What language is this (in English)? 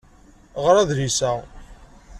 Kabyle